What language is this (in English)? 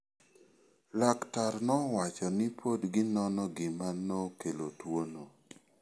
Luo (Kenya and Tanzania)